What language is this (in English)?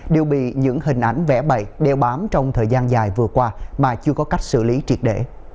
Vietnamese